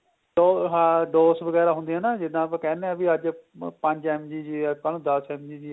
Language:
Punjabi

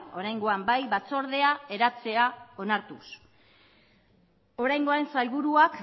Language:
Basque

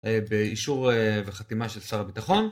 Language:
Hebrew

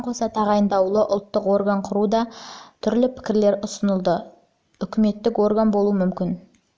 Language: Kazakh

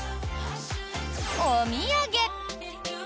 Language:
Japanese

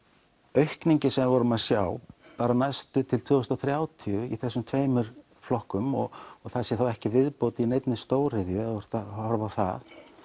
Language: Icelandic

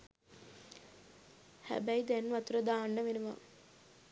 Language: Sinhala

